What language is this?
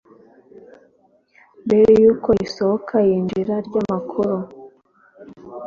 Kinyarwanda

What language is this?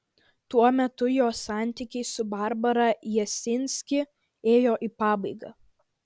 Lithuanian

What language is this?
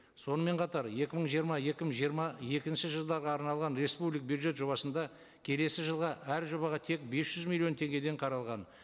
Kazakh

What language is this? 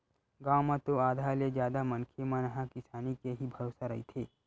Chhattisgarhi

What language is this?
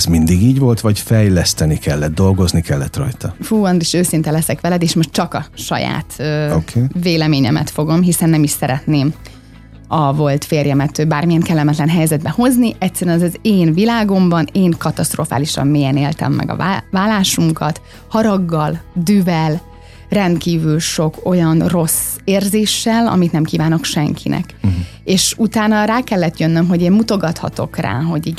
Hungarian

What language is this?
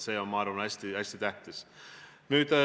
Estonian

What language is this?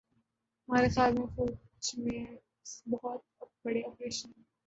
Urdu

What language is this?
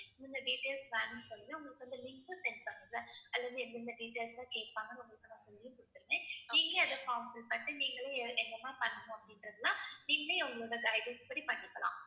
Tamil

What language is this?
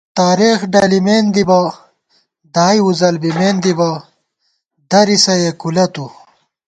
Gawar-Bati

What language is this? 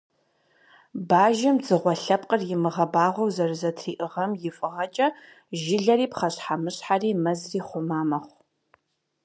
Kabardian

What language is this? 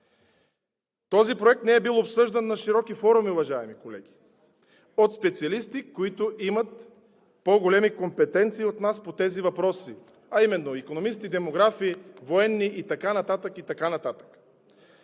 Bulgarian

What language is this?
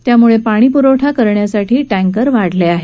Marathi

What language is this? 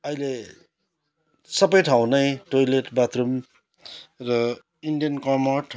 Nepali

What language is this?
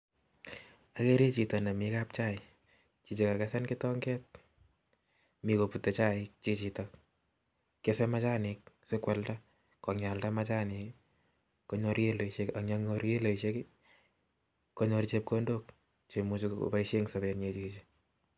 Kalenjin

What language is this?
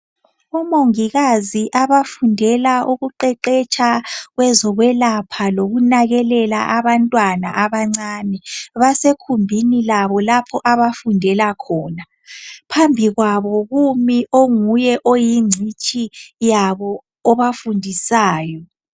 North Ndebele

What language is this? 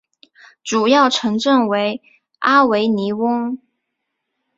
Chinese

